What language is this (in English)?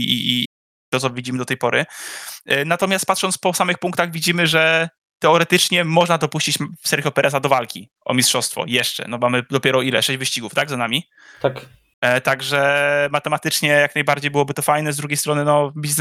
Polish